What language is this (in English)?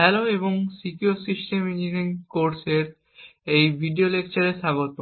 Bangla